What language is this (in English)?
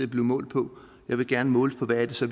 Danish